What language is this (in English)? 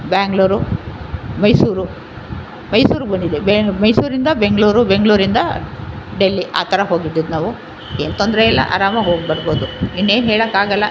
Kannada